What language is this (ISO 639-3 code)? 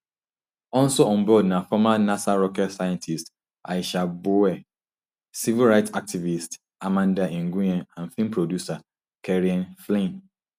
pcm